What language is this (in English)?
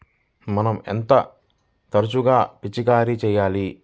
Telugu